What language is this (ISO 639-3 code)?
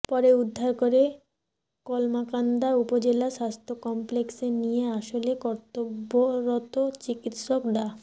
ben